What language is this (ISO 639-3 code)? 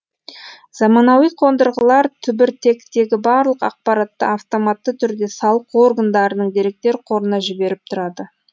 kaz